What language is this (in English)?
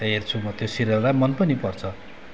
Nepali